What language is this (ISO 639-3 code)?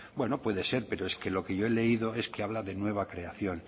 spa